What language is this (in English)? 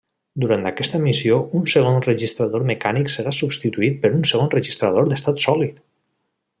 Catalan